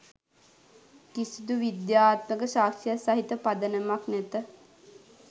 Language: Sinhala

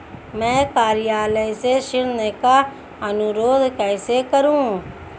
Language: Hindi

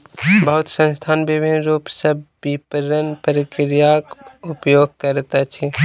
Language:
Maithili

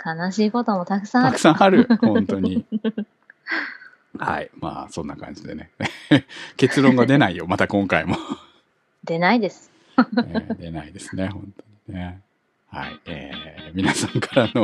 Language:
Japanese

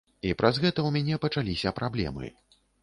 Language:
Belarusian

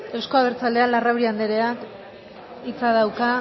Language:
Basque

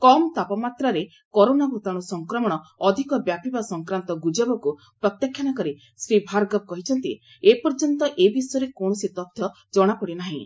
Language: Odia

